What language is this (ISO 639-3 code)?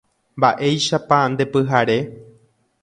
grn